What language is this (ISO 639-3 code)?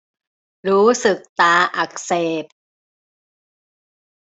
tha